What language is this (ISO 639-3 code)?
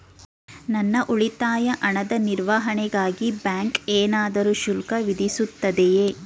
kan